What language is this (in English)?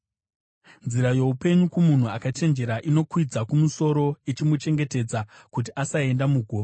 Shona